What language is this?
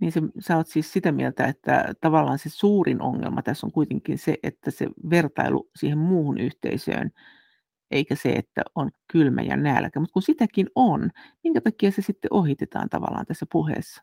Finnish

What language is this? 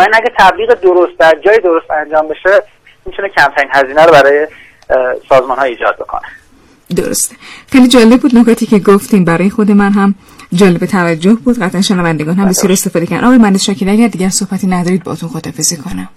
Persian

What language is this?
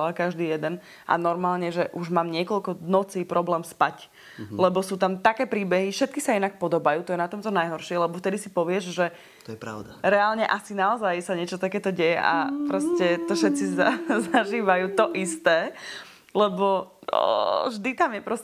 Slovak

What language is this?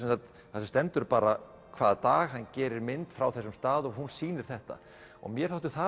Icelandic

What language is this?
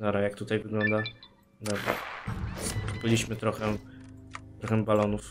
Polish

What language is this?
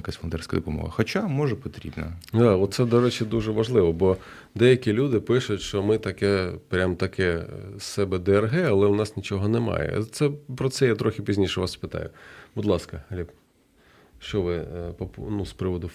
Ukrainian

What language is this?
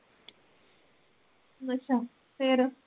Punjabi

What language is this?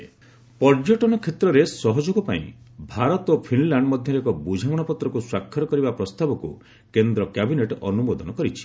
Odia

